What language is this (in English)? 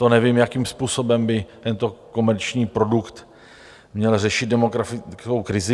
Czech